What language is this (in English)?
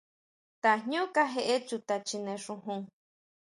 Huautla Mazatec